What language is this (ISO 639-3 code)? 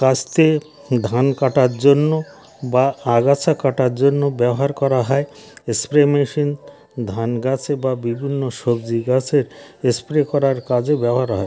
ben